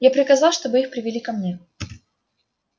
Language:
Russian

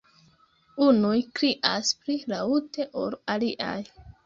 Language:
Esperanto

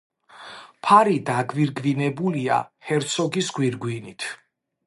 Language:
Georgian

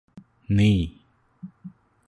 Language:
Malayalam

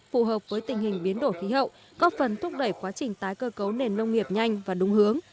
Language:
Vietnamese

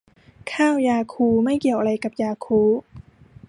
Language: Thai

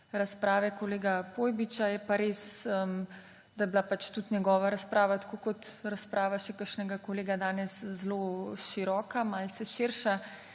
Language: Slovenian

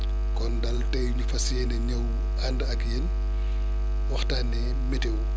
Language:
Wolof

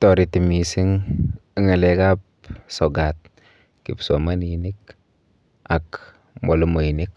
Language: Kalenjin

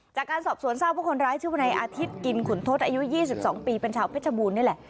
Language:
Thai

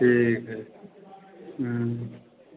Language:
Hindi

